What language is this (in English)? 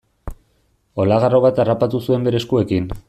Basque